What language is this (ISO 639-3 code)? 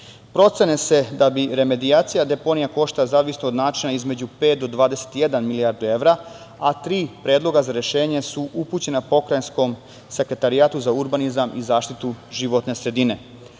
srp